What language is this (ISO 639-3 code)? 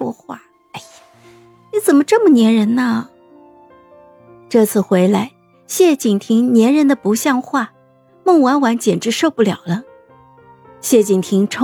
zho